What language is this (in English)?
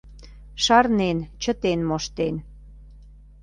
Mari